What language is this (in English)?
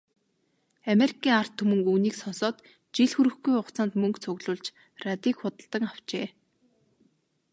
Mongolian